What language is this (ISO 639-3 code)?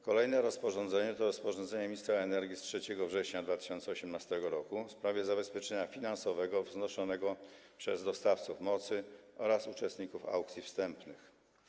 pol